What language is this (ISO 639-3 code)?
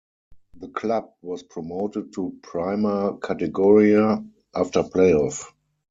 eng